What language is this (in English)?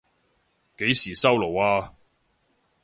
Cantonese